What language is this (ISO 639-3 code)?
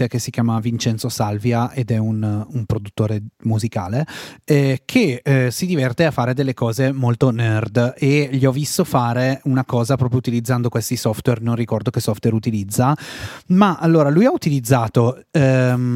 ita